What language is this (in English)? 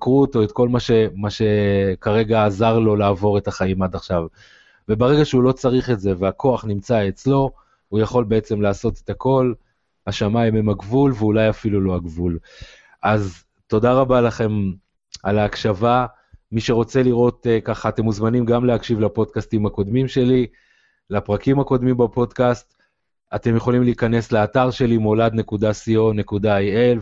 Hebrew